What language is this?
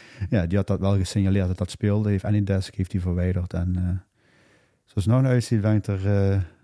Dutch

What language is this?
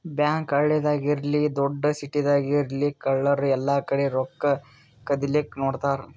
Kannada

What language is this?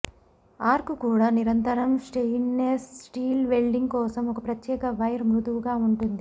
Telugu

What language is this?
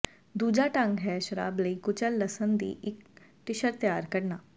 Punjabi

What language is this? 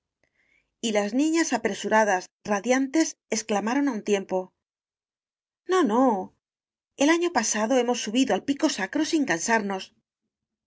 Spanish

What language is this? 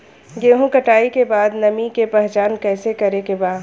Bhojpuri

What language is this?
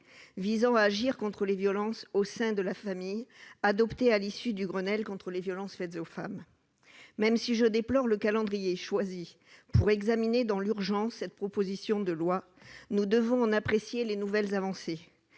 French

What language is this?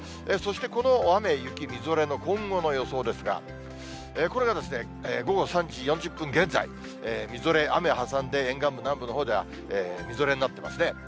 Japanese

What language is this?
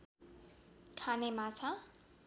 Nepali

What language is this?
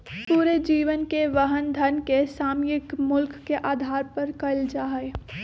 Magahi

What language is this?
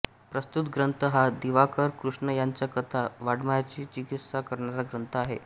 Marathi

